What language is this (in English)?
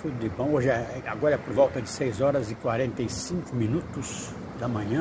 Portuguese